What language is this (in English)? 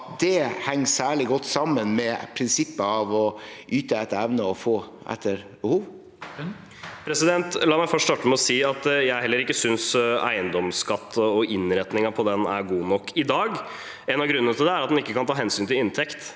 Norwegian